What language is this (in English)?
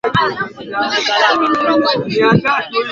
Swahili